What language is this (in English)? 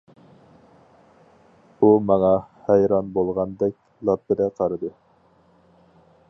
Uyghur